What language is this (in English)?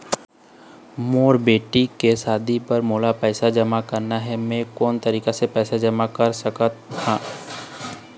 Chhattisgarhi